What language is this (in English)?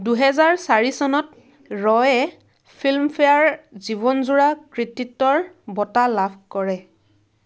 Assamese